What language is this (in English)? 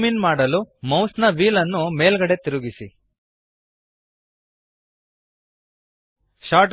Kannada